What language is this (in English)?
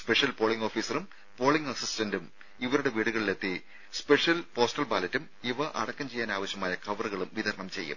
Malayalam